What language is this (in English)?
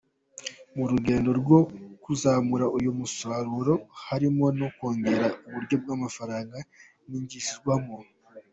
Kinyarwanda